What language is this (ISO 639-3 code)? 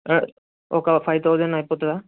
tel